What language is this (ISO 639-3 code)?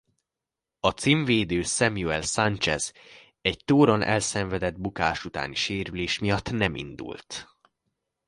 hun